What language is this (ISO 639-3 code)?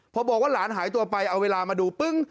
tha